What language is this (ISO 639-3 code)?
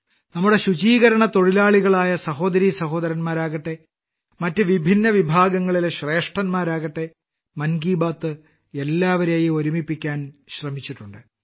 mal